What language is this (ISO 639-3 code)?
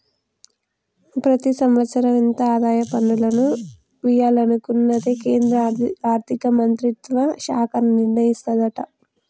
tel